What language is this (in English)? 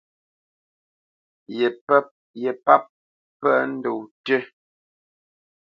Bamenyam